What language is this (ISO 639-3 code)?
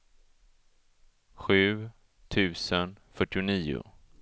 swe